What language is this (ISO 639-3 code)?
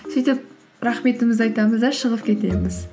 kaz